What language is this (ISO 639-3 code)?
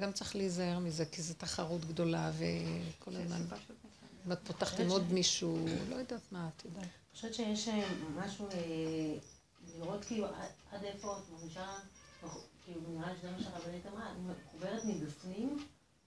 heb